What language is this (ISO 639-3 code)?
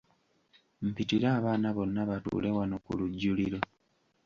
lug